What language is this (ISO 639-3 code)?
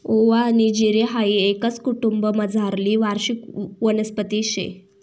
mar